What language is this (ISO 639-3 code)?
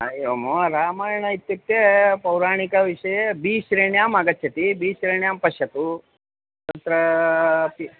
san